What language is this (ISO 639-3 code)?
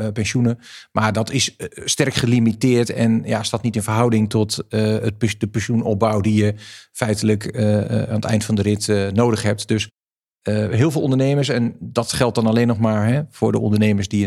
nld